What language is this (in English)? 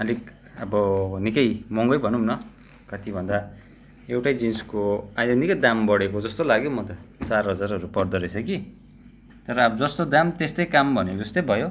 Nepali